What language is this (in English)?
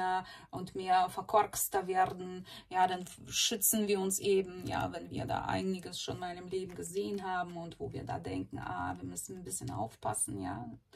German